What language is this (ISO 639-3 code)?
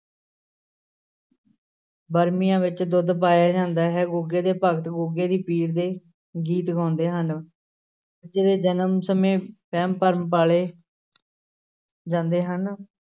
pan